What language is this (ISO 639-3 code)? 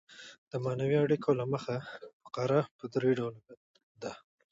pus